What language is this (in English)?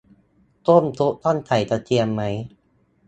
Thai